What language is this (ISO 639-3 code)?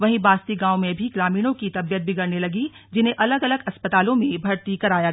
hin